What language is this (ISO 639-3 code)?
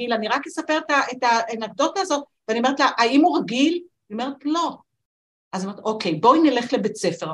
heb